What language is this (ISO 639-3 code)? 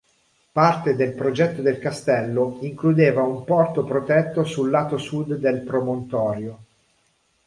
ita